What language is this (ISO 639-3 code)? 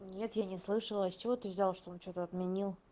rus